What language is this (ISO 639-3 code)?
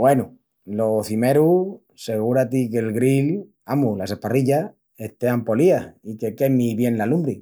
ext